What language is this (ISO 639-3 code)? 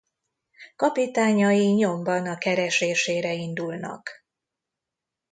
hun